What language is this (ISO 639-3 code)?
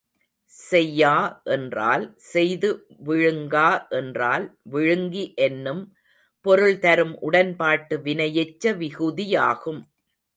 tam